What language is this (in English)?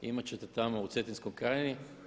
Croatian